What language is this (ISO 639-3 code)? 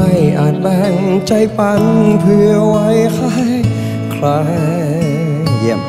tha